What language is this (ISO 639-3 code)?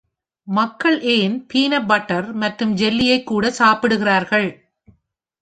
tam